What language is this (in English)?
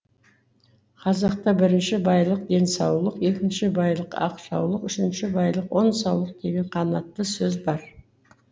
Kazakh